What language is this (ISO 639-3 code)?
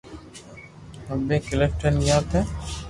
lrk